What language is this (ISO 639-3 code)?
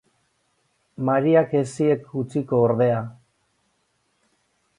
eus